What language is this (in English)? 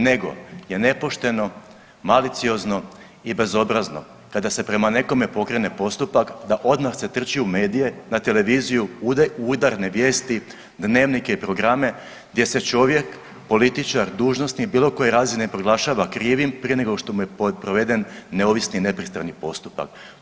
Croatian